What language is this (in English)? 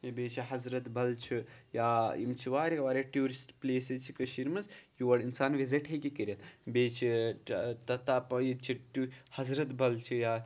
Kashmiri